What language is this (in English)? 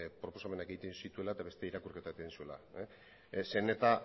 Basque